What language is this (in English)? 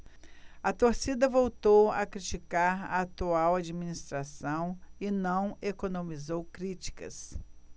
Portuguese